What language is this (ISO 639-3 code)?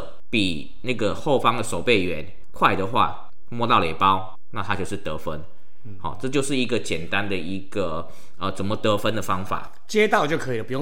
zho